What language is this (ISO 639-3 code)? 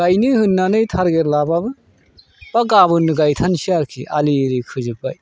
brx